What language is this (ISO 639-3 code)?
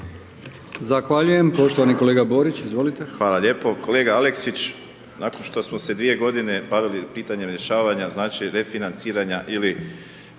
hrv